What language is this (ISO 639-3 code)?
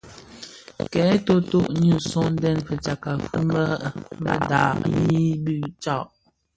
ksf